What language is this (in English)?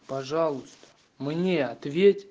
Russian